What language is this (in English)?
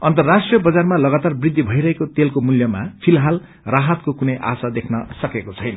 Nepali